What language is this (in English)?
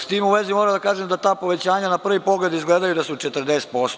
Serbian